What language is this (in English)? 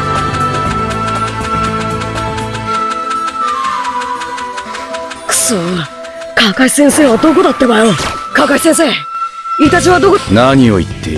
Japanese